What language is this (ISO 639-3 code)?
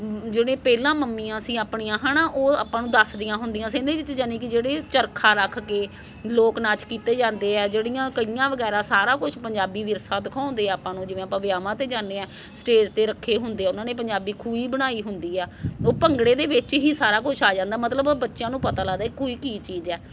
pan